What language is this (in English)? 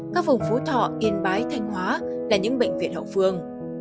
Vietnamese